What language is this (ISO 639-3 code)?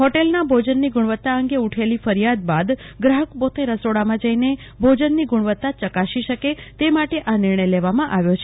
guj